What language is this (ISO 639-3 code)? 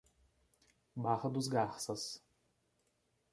por